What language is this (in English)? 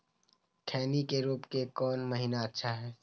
Magahi